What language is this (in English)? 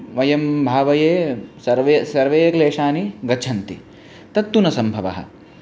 Sanskrit